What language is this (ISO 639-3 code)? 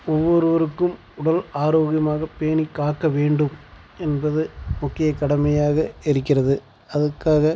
tam